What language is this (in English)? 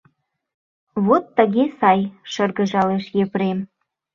Mari